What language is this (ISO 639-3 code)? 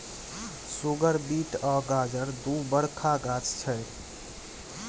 mai